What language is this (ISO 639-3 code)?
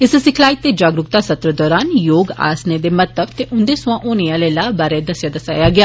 doi